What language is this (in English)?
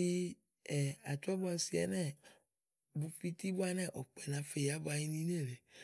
Igo